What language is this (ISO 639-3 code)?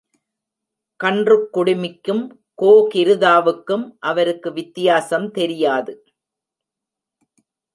tam